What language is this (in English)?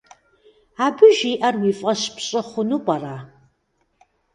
Kabardian